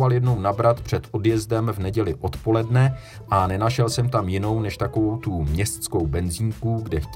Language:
Czech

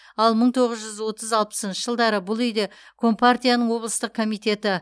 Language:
Kazakh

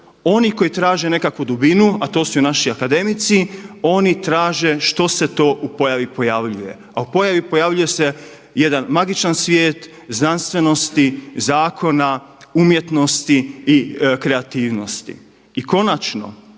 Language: Croatian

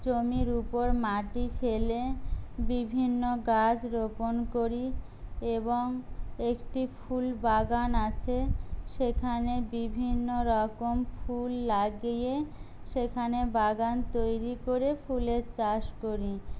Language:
Bangla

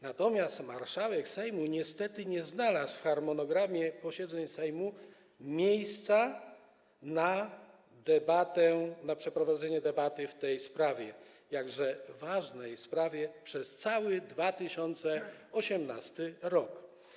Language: Polish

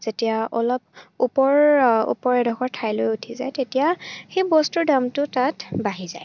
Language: Assamese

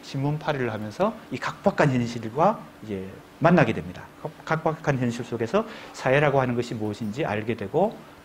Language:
Korean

